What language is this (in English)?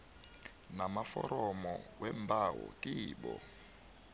South Ndebele